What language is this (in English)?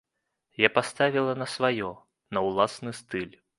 Belarusian